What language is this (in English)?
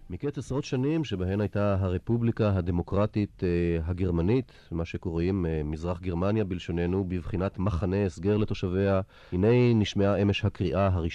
Hebrew